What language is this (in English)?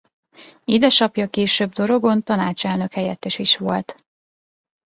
Hungarian